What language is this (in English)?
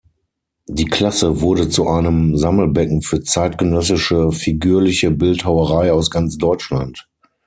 German